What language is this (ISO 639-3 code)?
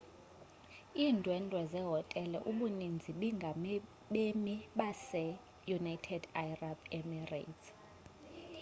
xho